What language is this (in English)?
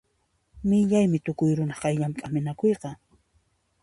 Puno Quechua